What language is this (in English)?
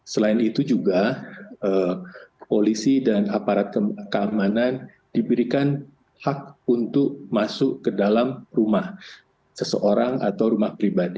Indonesian